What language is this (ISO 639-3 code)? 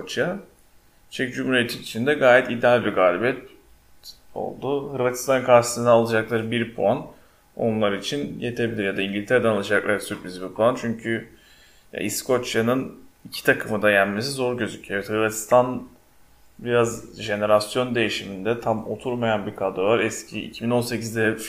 tur